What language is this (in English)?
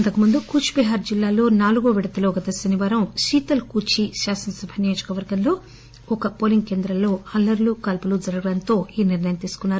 Telugu